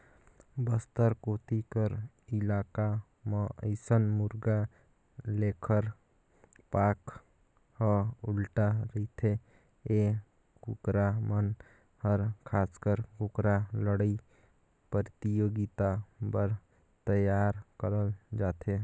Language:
Chhattisgarhi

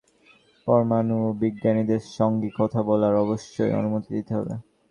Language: Bangla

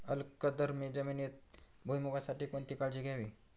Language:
Marathi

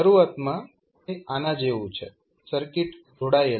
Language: Gujarati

